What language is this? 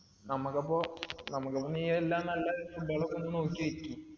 Malayalam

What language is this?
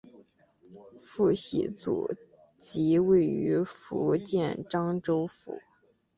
Chinese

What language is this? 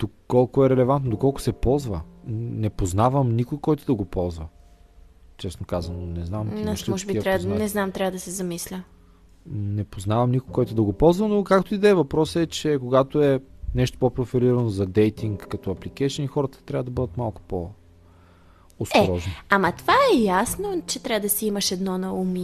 Bulgarian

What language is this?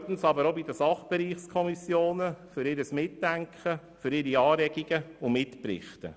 Swiss German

